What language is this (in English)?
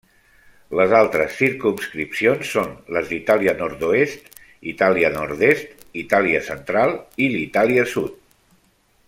Catalan